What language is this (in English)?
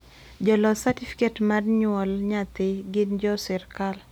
Luo (Kenya and Tanzania)